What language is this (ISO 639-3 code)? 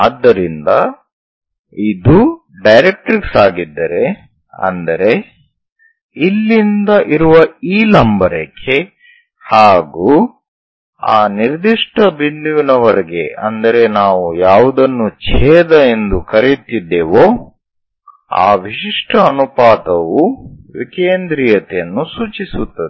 kan